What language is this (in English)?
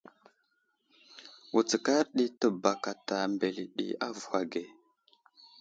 Wuzlam